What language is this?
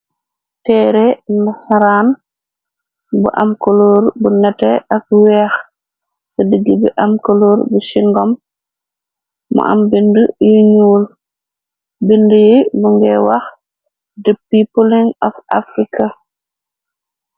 Wolof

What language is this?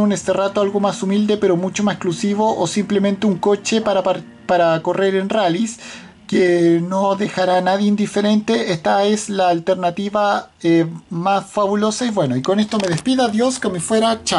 Spanish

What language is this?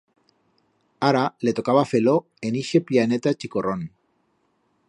Aragonese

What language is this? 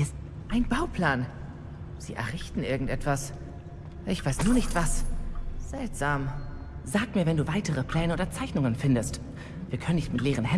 German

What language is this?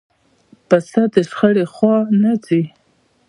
Pashto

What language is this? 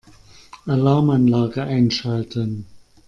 German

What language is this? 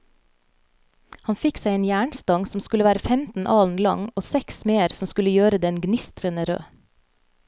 Norwegian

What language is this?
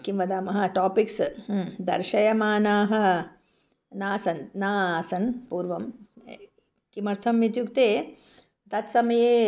Sanskrit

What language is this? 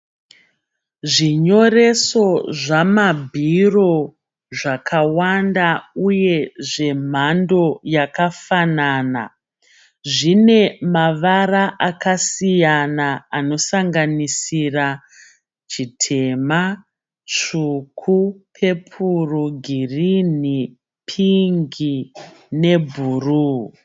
Shona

